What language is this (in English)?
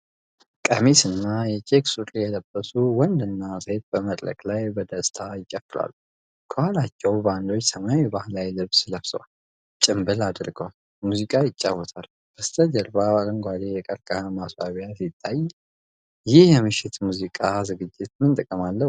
Amharic